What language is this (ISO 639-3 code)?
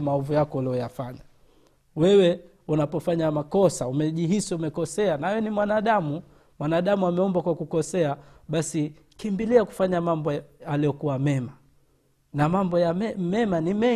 swa